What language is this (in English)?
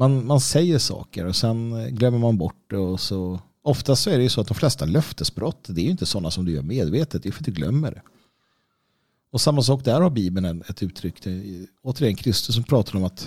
Swedish